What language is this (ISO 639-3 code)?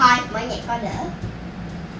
vie